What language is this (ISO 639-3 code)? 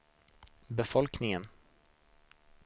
swe